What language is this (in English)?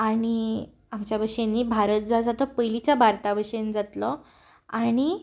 Konkani